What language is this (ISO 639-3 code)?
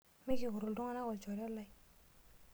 mas